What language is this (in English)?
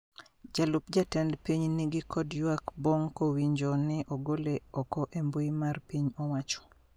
Luo (Kenya and Tanzania)